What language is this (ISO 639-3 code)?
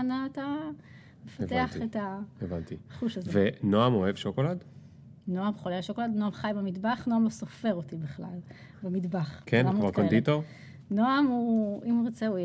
heb